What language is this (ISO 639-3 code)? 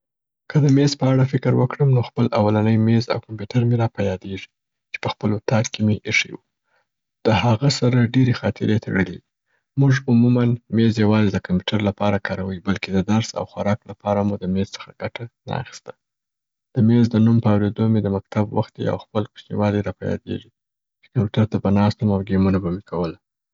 pbt